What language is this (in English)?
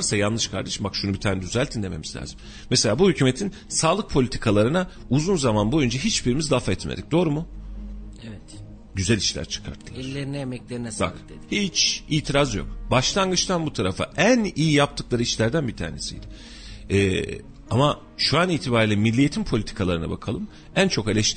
Turkish